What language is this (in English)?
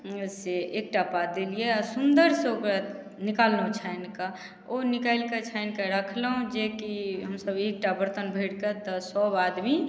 Maithili